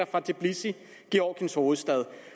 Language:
Danish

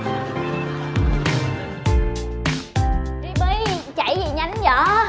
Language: Vietnamese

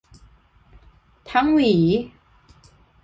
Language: Thai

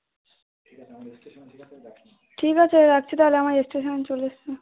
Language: Bangla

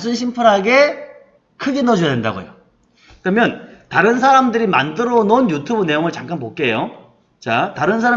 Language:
Korean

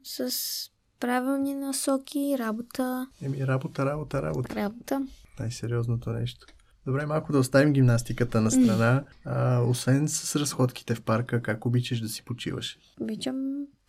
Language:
Bulgarian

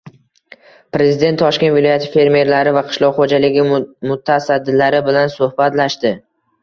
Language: Uzbek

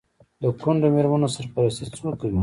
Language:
Pashto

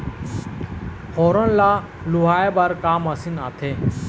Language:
Chhattisgarhi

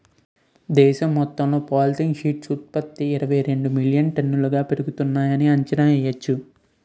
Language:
Telugu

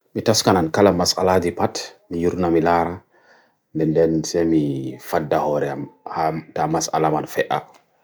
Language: Bagirmi Fulfulde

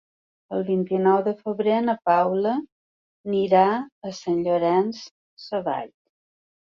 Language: Catalan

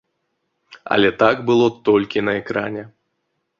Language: Belarusian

